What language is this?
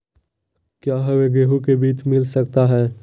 Magahi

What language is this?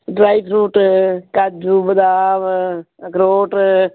Punjabi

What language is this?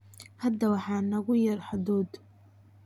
Somali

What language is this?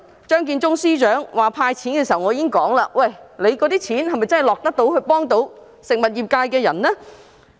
Cantonese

